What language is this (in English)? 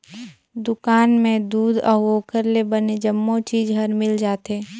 Chhattisgarhi